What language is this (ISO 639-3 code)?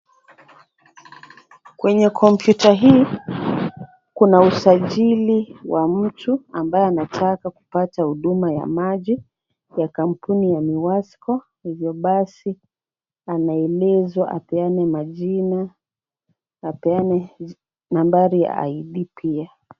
swa